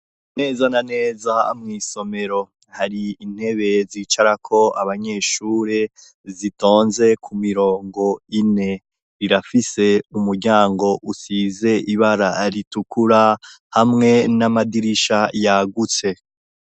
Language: Rundi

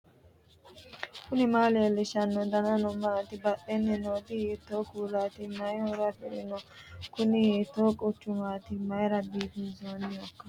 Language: Sidamo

